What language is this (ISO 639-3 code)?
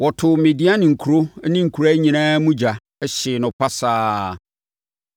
aka